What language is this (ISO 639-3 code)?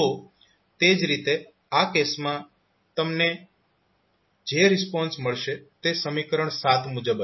guj